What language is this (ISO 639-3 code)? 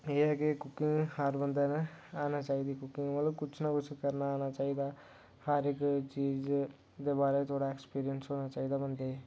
doi